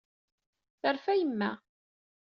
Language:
Kabyle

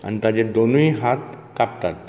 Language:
Konkani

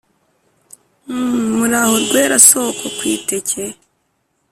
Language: Kinyarwanda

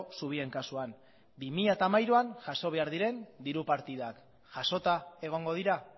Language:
Basque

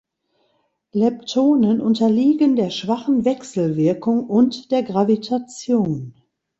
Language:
German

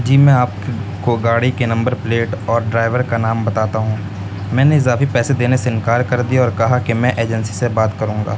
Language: Urdu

